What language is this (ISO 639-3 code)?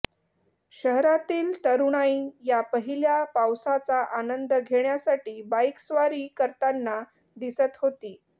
mar